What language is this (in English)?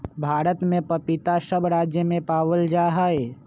Magahi